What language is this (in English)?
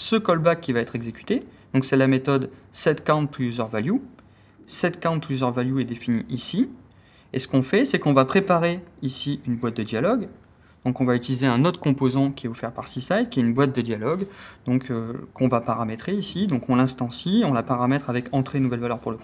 French